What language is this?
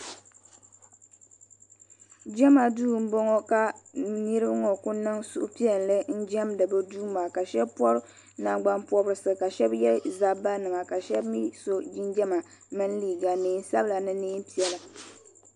Dagbani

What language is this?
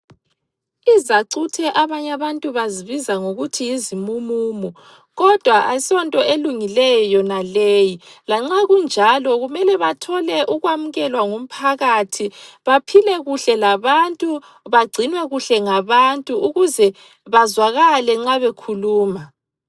North Ndebele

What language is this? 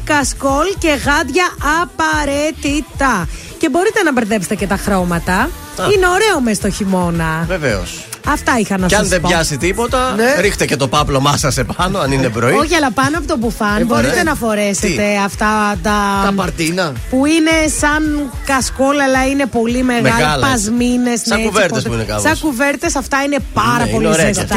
Greek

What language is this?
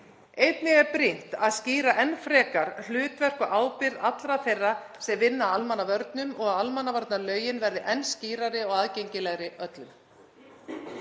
Icelandic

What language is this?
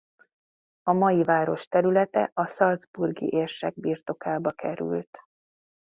Hungarian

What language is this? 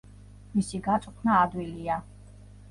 Georgian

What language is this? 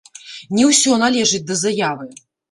Belarusian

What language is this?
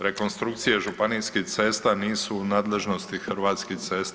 Croatian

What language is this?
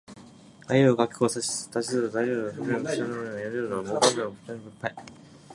Japanese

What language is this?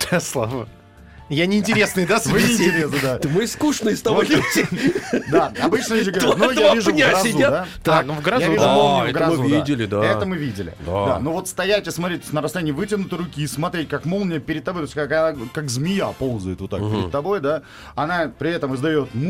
Russian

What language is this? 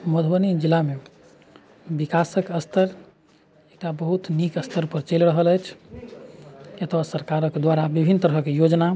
Maithili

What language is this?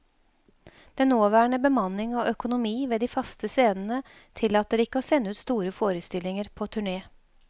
Norwegian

